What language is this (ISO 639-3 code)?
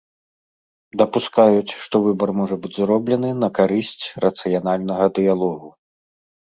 bel